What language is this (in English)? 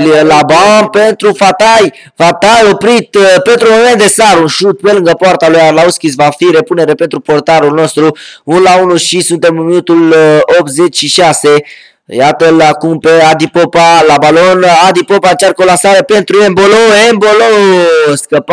Romanian